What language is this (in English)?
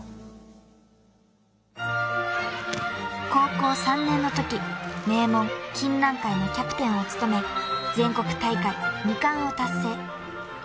Japanese